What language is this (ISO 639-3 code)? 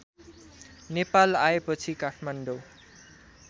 nep